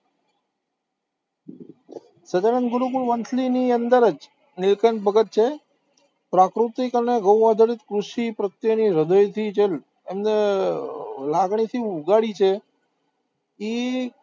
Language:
Gujarati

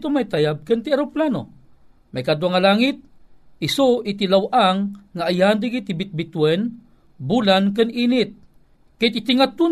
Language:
Filipino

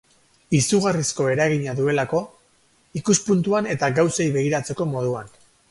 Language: Basque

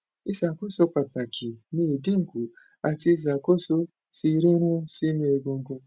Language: Yoruba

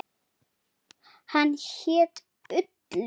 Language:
Icelandic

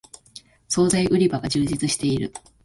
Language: Japanese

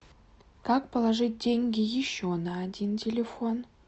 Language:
Russian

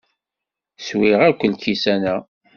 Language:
Kabyle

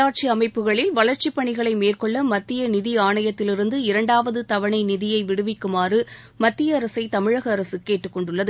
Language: Tamil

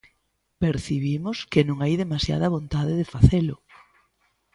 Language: Galician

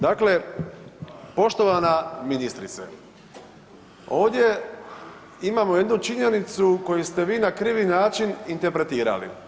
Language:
Croatian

